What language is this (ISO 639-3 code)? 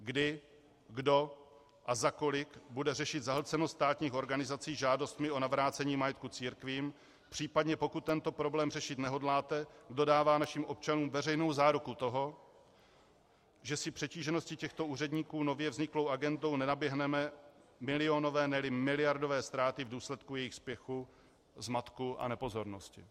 ces